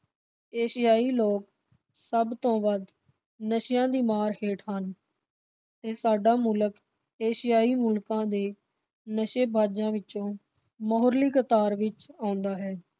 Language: Punjabi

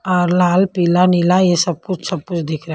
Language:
Hindi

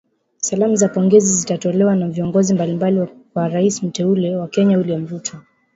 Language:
Swahili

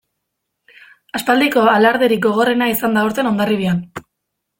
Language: Basque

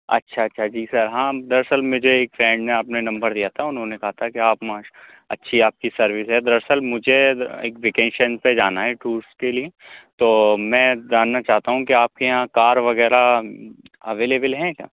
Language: Urdu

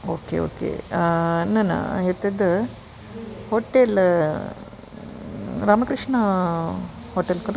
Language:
Sanskrit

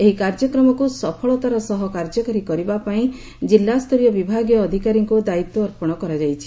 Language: Odia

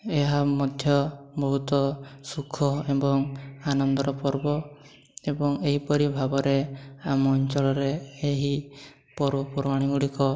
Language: Odia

